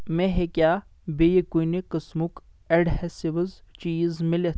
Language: Kashmiri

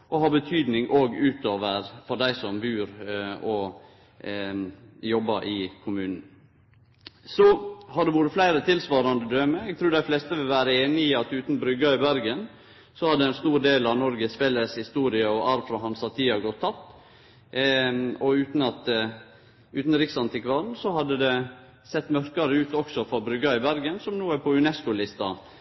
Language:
Norwegian Nynorsk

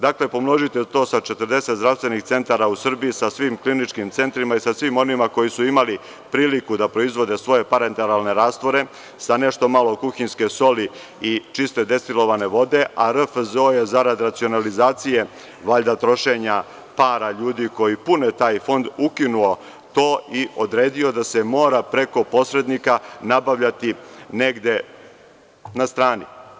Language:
Serbian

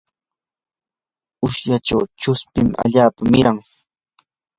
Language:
Yanahuanca Pasco Quechua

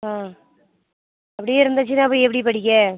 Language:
Tamil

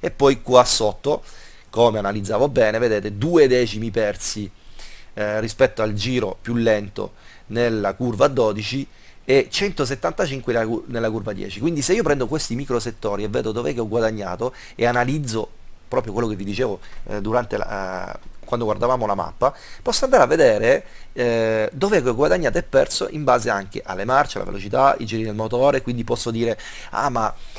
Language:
Italian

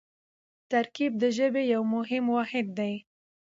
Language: Pashto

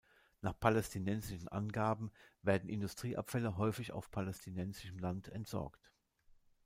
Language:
German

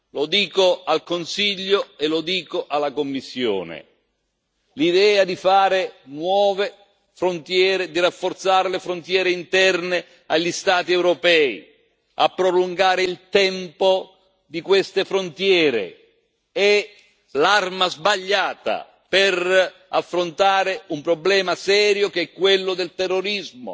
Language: Italian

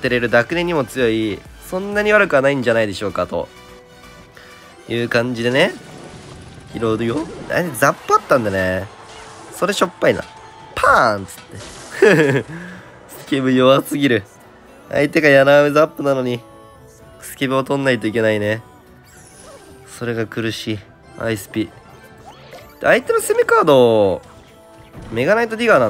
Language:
Japanese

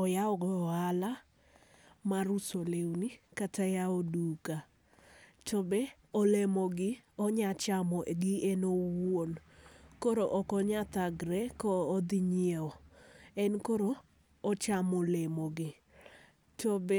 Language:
Luo (Kenya and Tanzania)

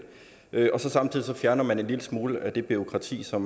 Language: Danish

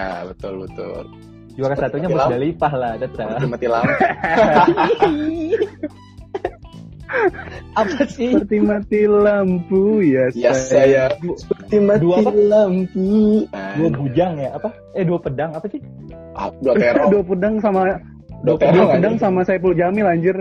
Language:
Indonesian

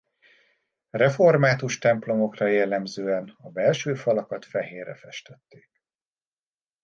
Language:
Hungarian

